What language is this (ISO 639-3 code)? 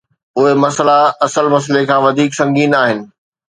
snd